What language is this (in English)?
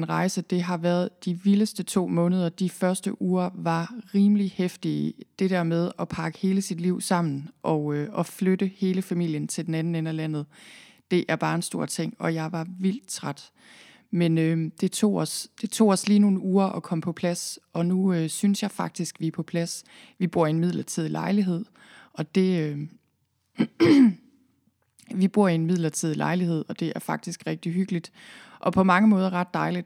Danish